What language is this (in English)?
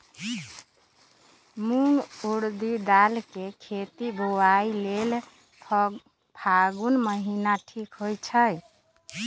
Magahi